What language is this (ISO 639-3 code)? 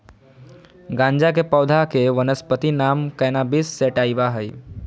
mag